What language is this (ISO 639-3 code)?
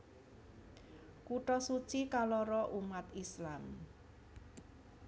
jav